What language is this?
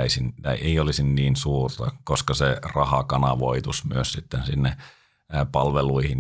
Finnish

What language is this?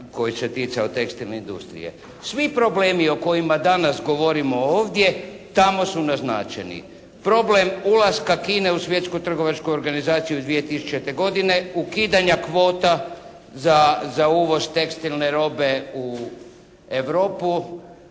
Croatian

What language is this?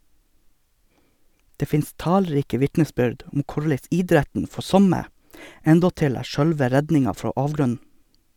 Norwegian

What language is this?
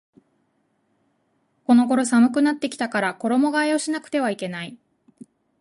Japanese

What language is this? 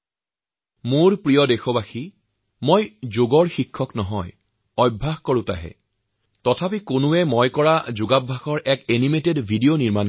Assamese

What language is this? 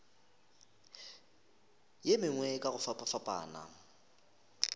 Northern Sotho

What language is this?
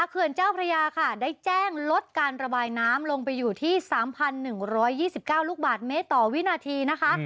Thai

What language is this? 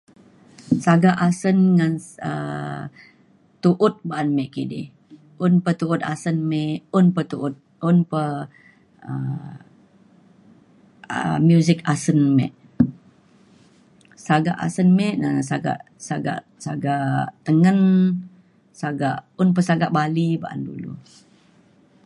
Mainstream Kenyah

